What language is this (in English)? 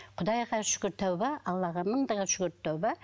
Kazakh